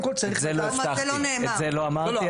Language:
Hebrew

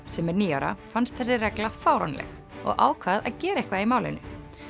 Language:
Icelandic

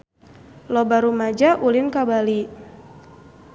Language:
Sundanese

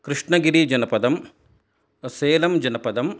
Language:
Sanskrit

